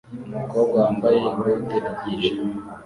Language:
Kinyarwanda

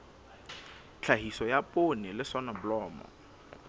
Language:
Southern Sotho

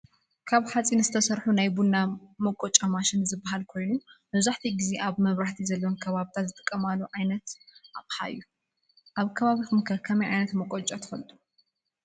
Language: Tigrinya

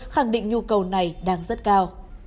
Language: Vietnamese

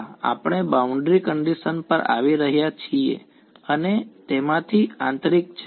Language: Gujarati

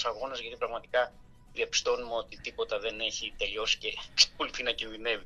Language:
Greek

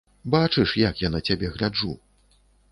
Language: Belarusian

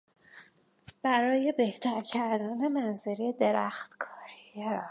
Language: Persian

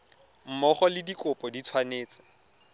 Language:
Tswana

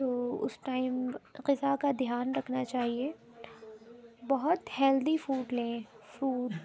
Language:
Urdu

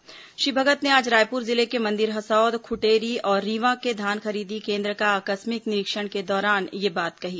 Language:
Hindi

